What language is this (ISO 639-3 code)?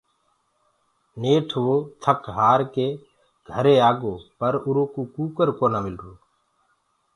ggg